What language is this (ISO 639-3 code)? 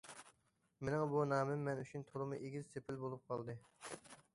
uig